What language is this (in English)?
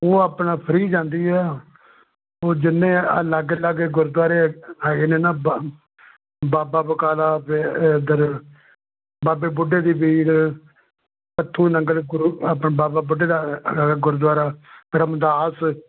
Punjabi